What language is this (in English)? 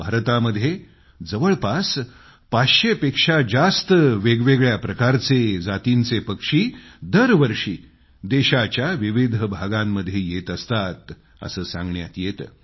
Marathi